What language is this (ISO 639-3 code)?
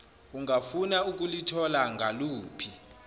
zul